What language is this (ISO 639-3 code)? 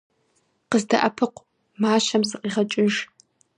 kbd